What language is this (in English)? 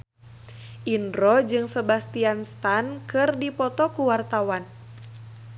Sundanese